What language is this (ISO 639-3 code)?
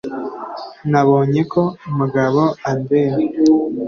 kin